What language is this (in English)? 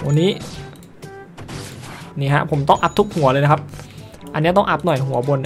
Thai